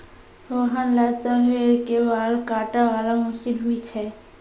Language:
Maithili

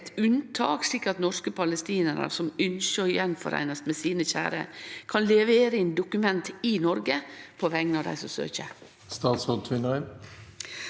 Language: Norwegian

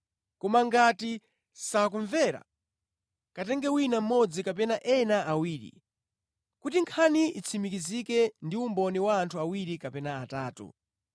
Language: Nyanja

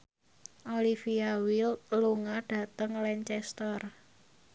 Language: Javanese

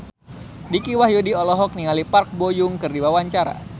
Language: Sundanese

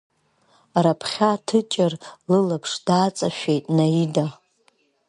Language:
Abkhazian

